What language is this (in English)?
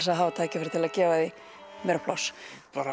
Icelandic